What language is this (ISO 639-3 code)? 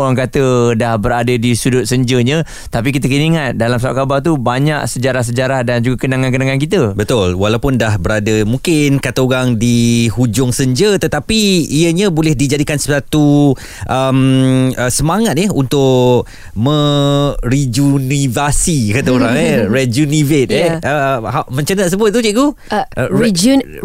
msa